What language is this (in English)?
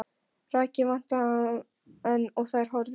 Icelandic